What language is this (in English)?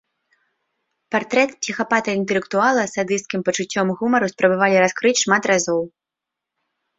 Belarusian